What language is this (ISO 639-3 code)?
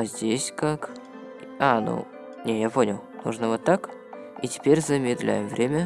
rus